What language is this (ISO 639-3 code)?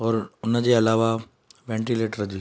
snd